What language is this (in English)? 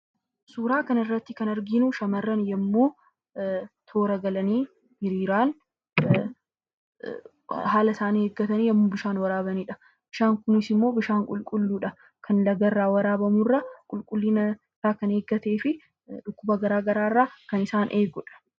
Oromo